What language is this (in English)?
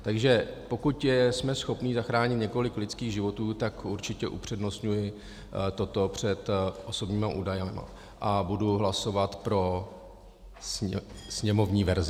Czech